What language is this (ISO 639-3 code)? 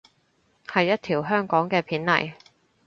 yue